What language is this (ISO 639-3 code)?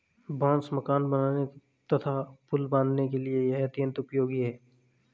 hin